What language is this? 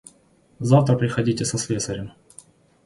Russian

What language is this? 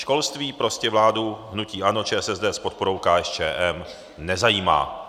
Czech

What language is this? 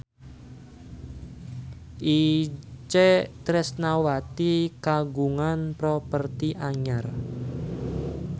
Sundanese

